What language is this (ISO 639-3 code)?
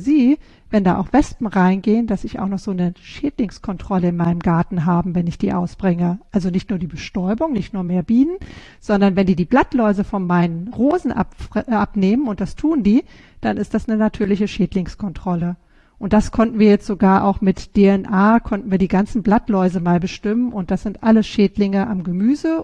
deu